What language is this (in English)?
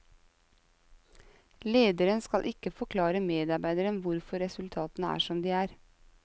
Norwegian